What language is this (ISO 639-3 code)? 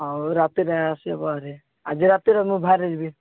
ori